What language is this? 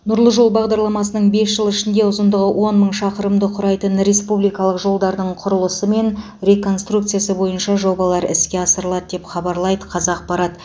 Kazakh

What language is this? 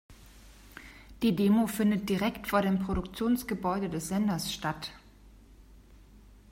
German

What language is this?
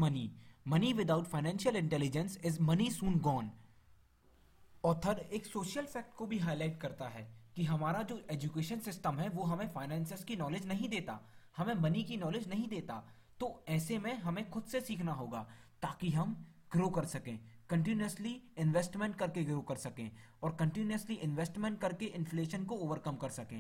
Hindi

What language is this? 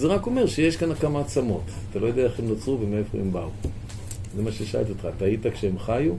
Hebrew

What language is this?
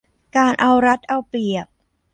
Thai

